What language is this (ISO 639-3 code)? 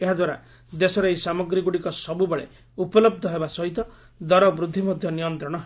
ori